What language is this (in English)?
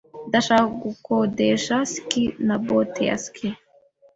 Kinyarwanda